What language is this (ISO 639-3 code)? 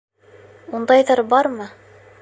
bak